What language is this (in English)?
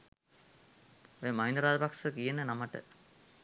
Sinhala